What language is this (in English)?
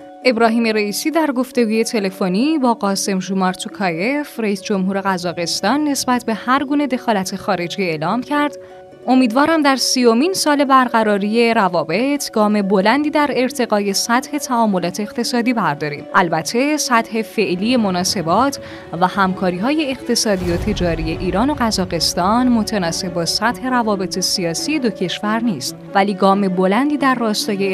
Persian